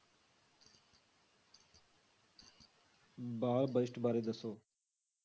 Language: Punjabi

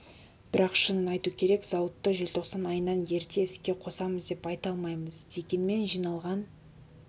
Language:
Kazakh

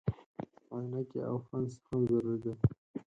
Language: Pashto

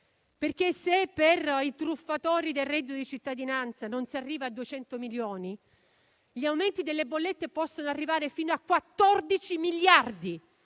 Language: Italian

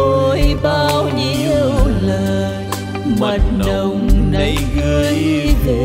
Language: Vietnamese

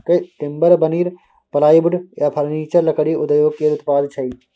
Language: Maithili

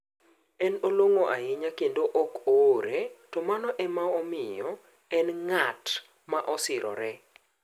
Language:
Luo (Kenya and Tanzania)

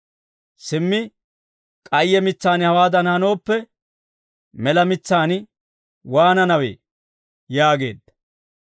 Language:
Dawro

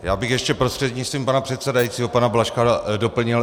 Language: Czech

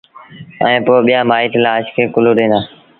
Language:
Sindhi Bhil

